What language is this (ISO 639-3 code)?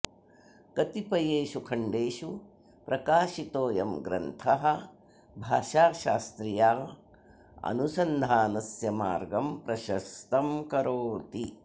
san